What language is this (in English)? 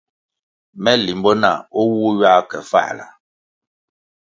Kwasio